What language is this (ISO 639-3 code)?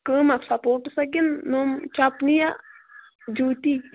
kas